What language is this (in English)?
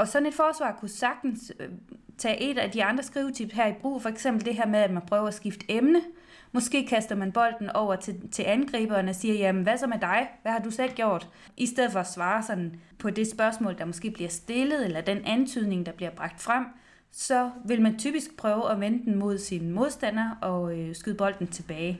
Danish